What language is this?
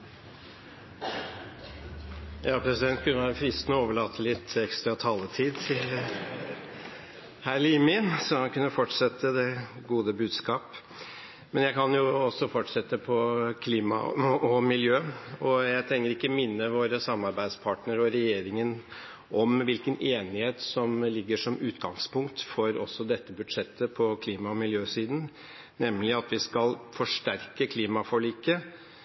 Norwegian Bokmål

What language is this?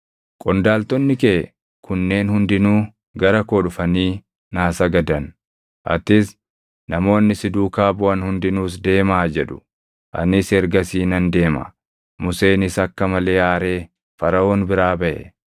Oromo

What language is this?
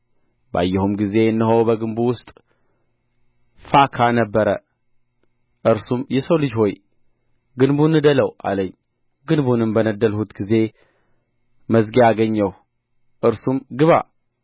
Amharic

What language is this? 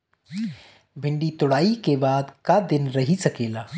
Bhojpuri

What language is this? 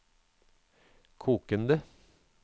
Norwegian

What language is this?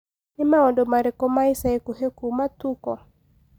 Kikuyu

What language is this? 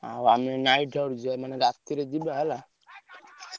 Odia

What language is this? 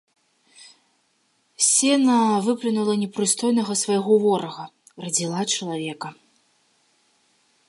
Belarusian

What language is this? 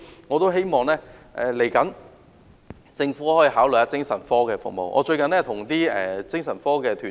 Cantonese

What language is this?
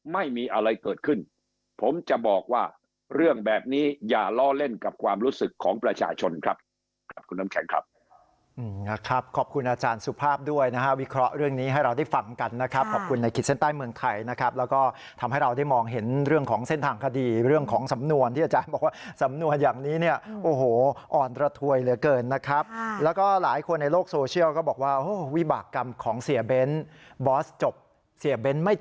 Thai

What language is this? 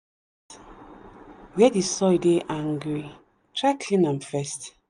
Nigerian Pidgin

